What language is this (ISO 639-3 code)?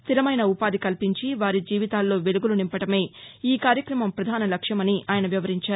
tel